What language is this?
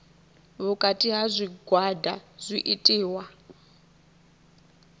Venda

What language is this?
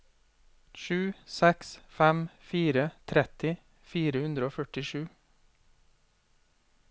Norwegian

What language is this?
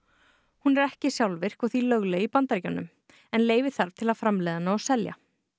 Icelandic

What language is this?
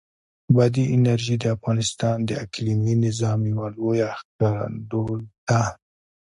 Pashto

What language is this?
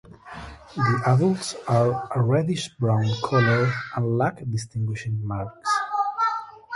English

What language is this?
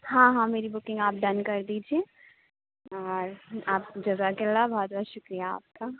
Urdu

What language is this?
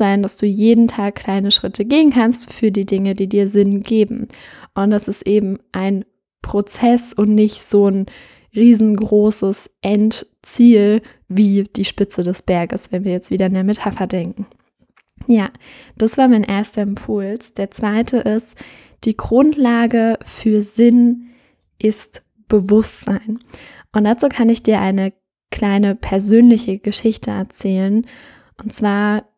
German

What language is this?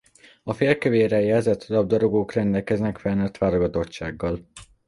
Hungarian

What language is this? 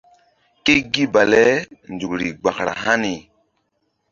Mbum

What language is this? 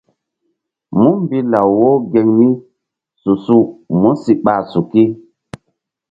Mbum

